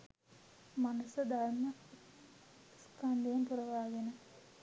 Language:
Sinhala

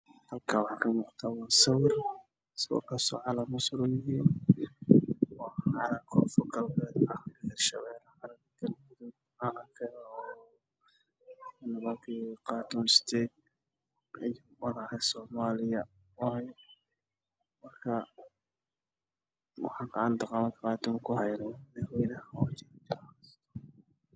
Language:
Somali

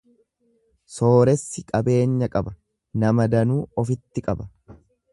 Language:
Oromo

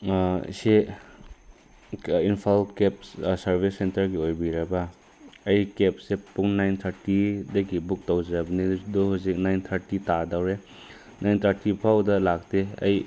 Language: Manipuri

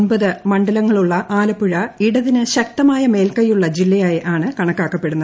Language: Malayalam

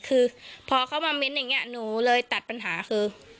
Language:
Thai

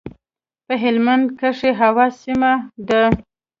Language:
Pashto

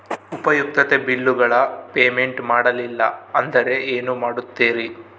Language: Kannada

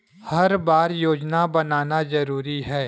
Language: Chhattisgarhi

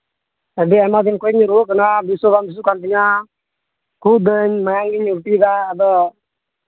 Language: Santali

